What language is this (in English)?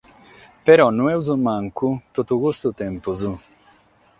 Sardinian